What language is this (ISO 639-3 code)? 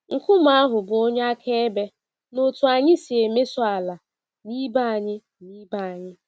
ibo